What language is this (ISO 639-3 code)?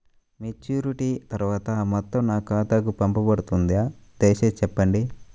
tel